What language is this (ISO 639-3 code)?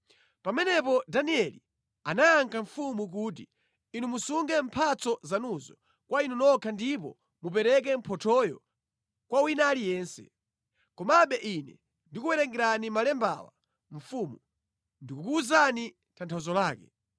nya